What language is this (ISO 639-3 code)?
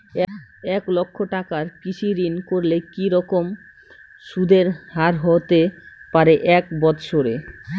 ben